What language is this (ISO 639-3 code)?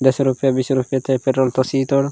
gon